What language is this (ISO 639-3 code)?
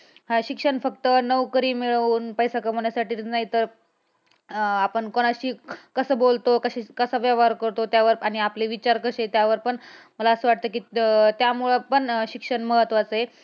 mar